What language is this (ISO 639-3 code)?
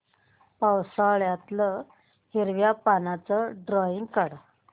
mar